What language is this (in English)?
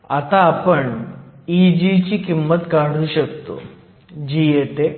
Marathi